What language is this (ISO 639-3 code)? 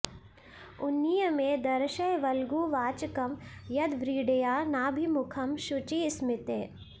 san